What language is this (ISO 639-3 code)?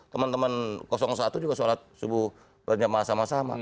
ind